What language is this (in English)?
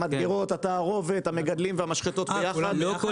Hebrew